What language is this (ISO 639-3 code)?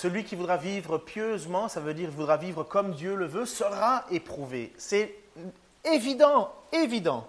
fra